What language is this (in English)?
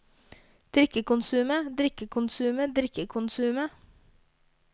Norwegian